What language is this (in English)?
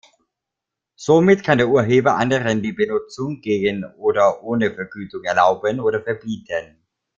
German